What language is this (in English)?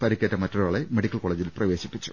Malayalam